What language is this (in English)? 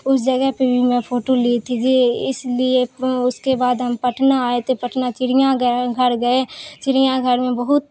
Urdu